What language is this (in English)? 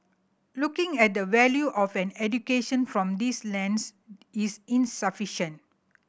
English